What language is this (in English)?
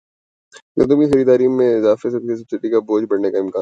Urdu